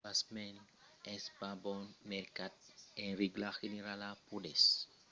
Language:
Occitan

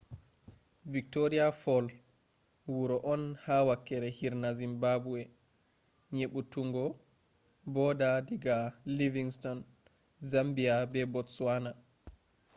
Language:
Fula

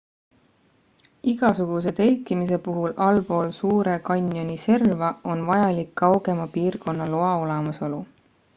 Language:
Estonian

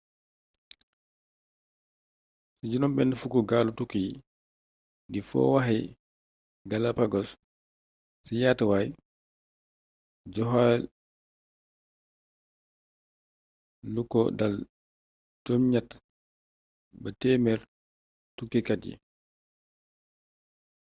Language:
Wolof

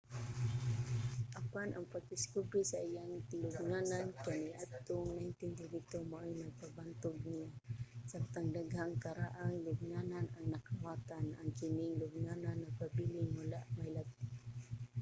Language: Cebuano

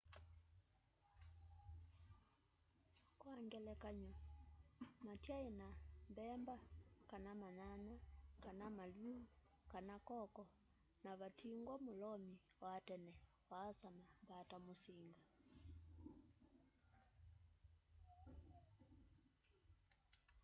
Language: Kamba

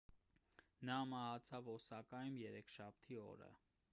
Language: Armenian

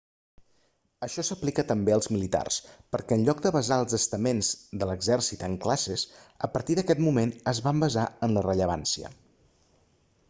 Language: Catalan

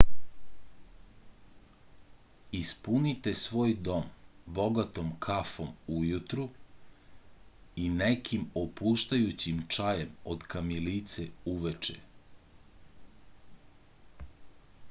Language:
Serbian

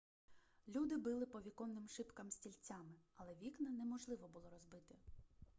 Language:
Ukrainian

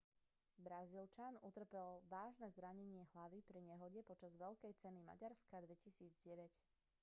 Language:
Slovak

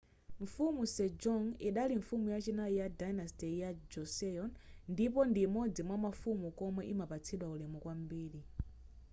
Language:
Nyanja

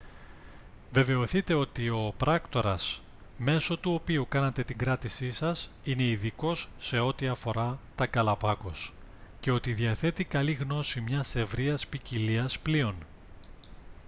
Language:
Greek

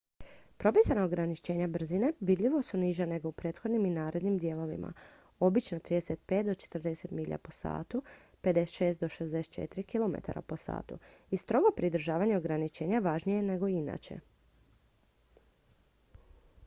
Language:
Croatian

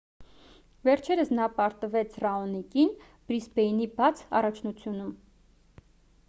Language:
Armenian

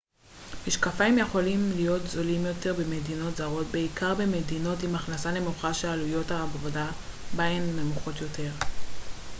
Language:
Hebrew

